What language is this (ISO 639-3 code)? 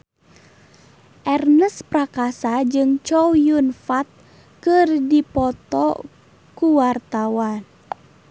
sun